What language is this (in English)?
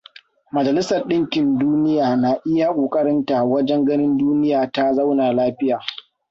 Hausa